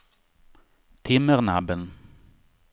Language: Swedish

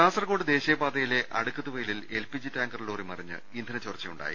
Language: Malayalam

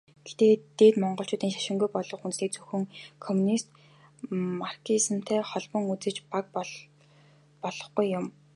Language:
Mongolian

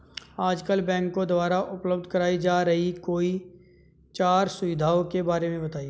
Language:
Hindi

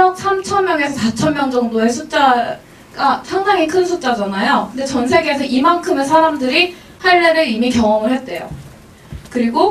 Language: Korean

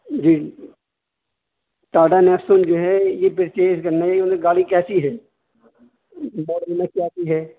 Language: Urdu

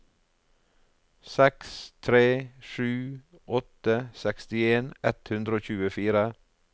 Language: Norwegian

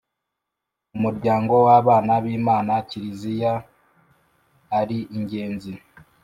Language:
Kinyarwanda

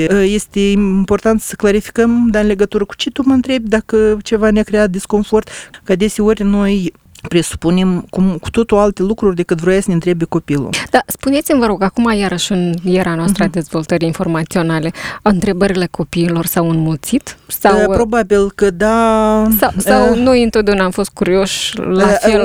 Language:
Romanian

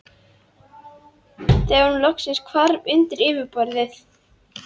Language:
Icelandic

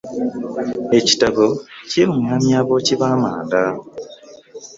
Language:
Ganda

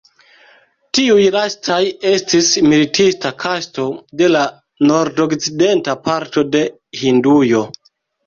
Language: Esperanto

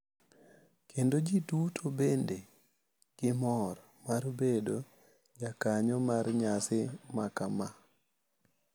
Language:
Luo (Kenya and Tanzania)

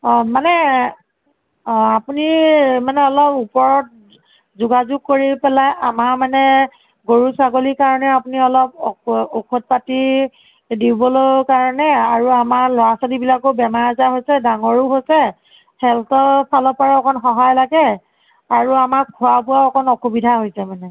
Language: Assamese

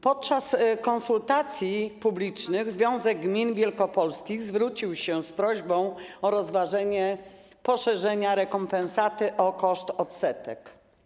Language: Polish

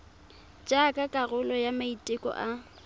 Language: Tswana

